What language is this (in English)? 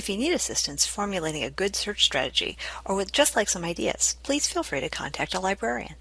English